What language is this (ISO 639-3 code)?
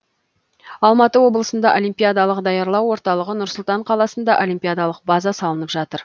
kaz